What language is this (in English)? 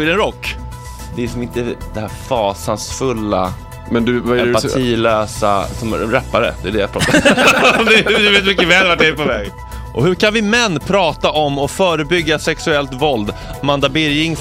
Swedish